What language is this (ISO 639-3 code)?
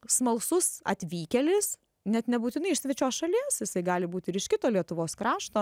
lit